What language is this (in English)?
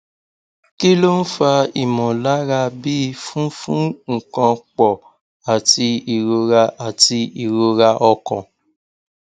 Yoruba